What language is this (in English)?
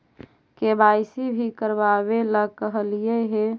Magahi